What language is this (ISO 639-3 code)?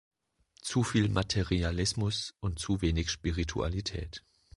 deu